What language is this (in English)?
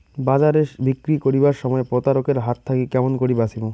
Bangla